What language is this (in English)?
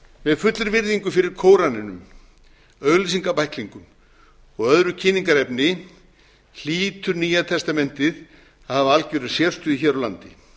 Icelandic